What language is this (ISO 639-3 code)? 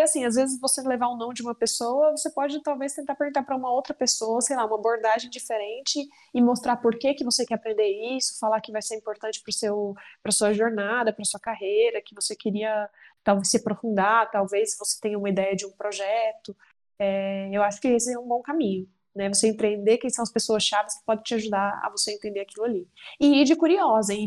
por